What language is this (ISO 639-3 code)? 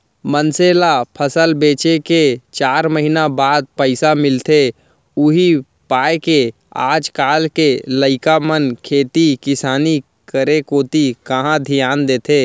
hne